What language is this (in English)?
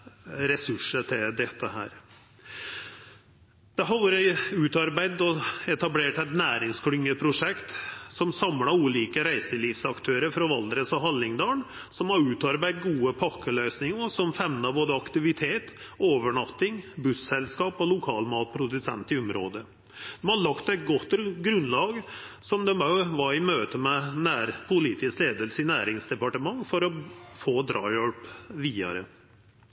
Norwegian Nynorsk